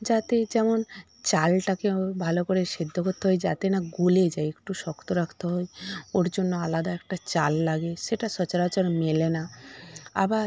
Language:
Bangla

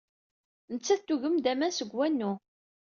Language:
Kabyle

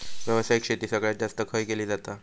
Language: Marathi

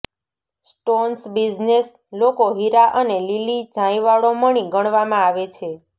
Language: Gujarati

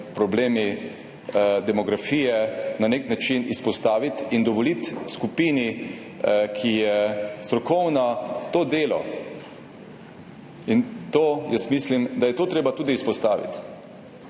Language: Slovenian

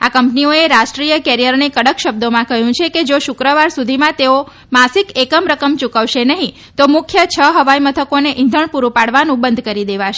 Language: Gujarati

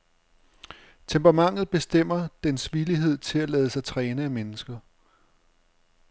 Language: Danish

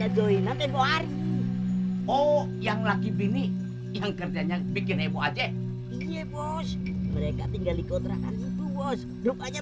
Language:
Indonesian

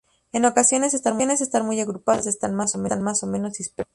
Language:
Spanish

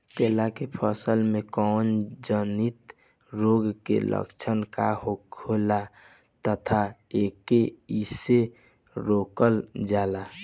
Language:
Bhojpuri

